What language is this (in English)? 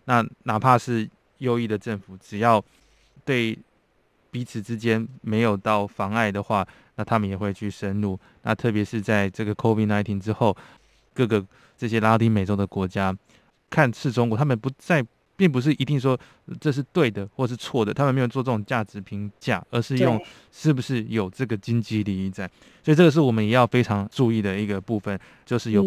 Chinese